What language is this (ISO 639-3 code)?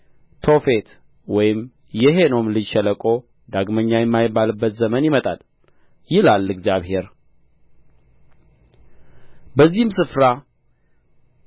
amh